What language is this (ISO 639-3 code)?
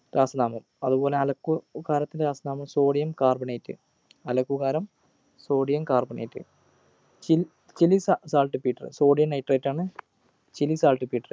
mal